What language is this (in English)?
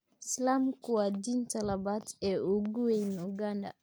Somali